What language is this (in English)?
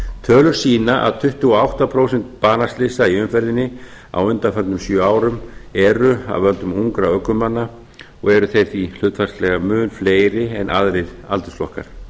Icelandic